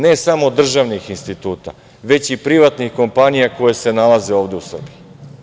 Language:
Serbian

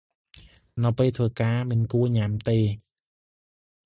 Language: Khmer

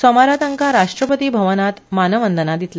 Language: Konkani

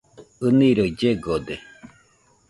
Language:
Nüpode Huitoto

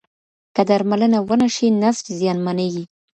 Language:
Pashto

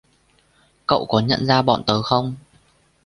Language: Vietnamese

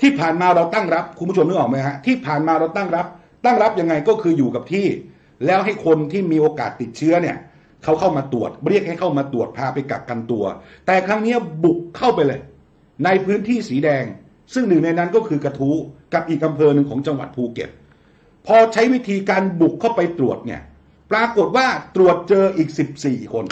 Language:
Thai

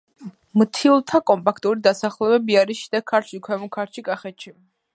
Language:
Georgian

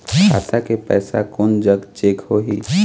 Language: Chhattisgarhi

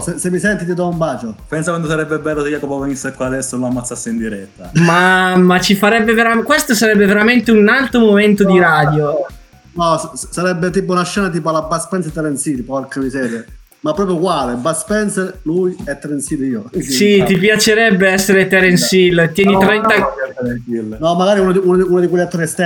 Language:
Italian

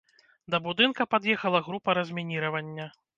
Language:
Belarusian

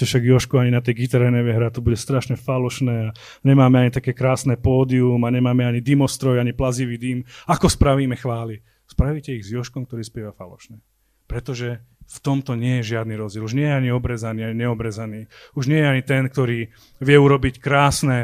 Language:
Slovak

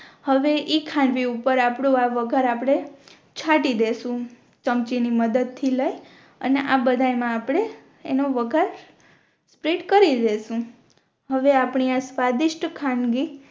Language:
Gujarati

